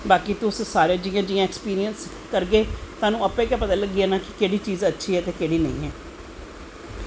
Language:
Dogri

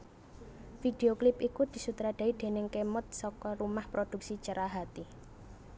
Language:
Javanese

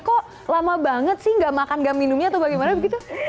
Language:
Indonesian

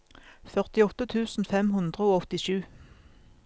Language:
Norwegian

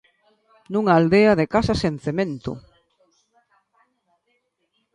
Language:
Galician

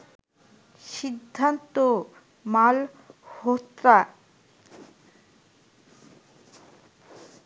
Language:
Bangla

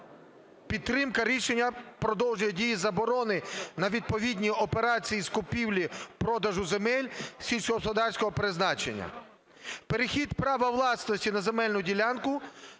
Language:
Ukrainian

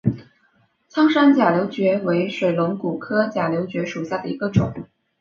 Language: Chinese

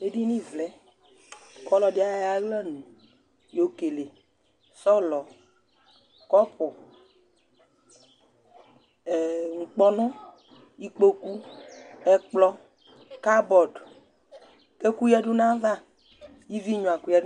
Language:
Ikposo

